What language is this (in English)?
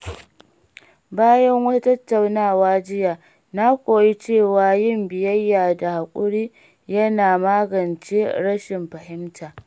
Hausa